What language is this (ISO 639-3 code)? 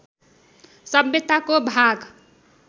nep